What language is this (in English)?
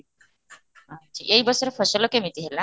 Odia